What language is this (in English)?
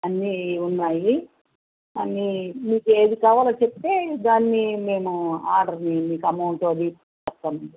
Telugu